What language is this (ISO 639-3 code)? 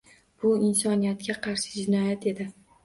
uzb